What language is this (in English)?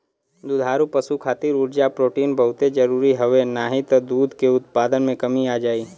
Bhojpuri